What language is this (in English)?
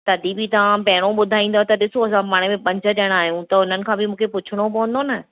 Sindhi